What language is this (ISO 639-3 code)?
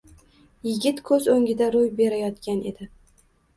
uzb